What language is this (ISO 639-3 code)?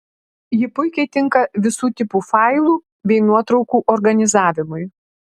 lit